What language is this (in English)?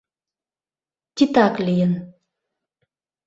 Mari